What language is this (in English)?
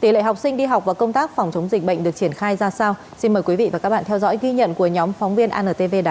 Vietnamese